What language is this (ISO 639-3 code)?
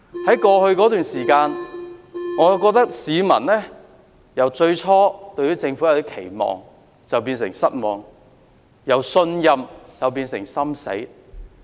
yue